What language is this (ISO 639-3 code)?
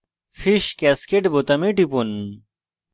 ben